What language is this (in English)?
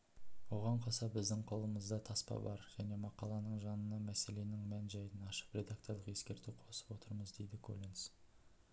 Kazakh